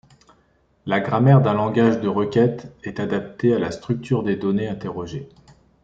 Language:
French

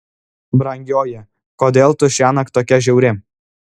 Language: Lithuanian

